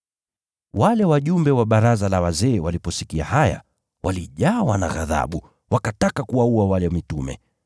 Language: Swahili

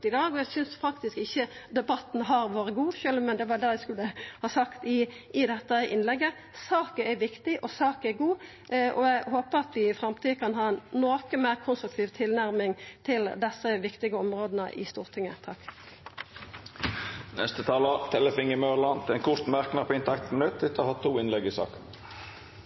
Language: Norwegian Nynorsk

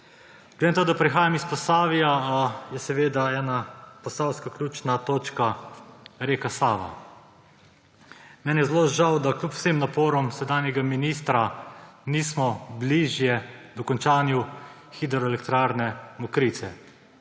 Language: Slovenian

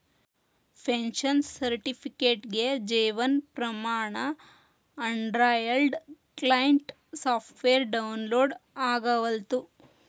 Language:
Kannada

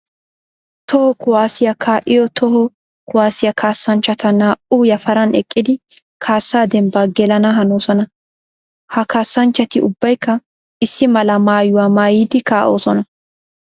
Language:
Wolaytta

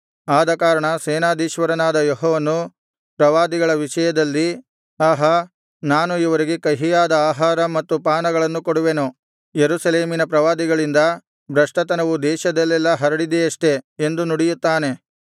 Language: Kannada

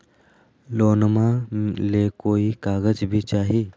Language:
Magahi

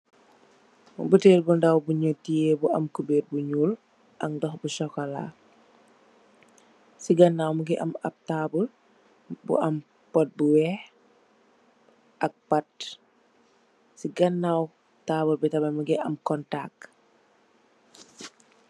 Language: Wolof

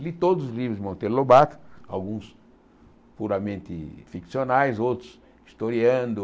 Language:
Portuguese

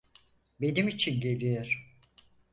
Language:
Turkish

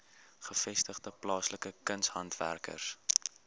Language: Afrikaans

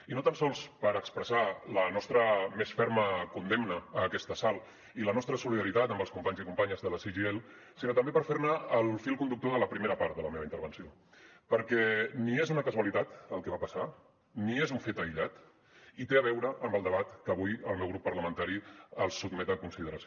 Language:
Catalan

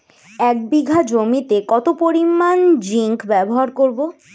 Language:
Bangla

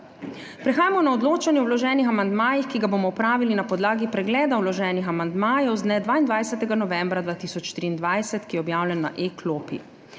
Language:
Slovenian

